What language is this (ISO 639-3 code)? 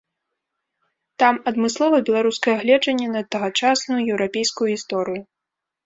bel